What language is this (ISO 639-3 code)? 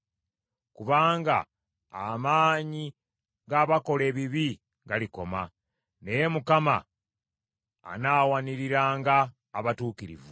lug